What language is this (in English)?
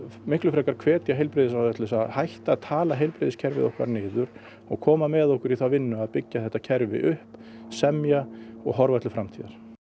Icelandic